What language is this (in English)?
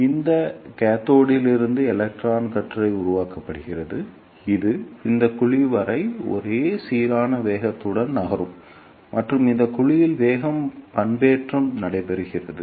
Tamil